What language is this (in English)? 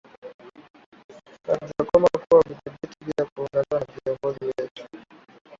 Swahili